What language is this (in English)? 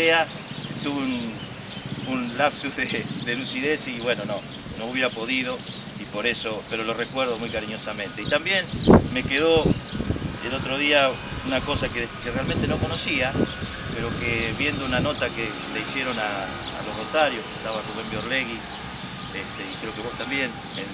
Spanish